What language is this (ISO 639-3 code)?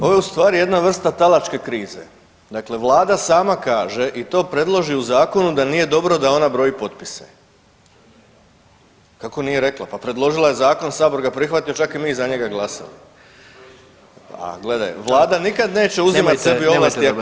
hrv